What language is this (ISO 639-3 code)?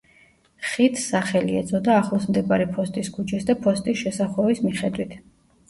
kat